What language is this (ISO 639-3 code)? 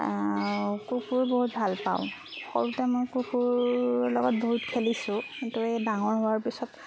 asm